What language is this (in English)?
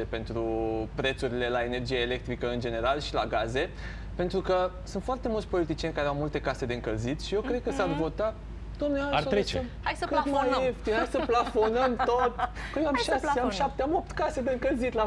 Romanian